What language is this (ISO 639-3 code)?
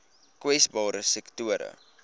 afr